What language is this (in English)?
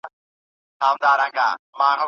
Pashto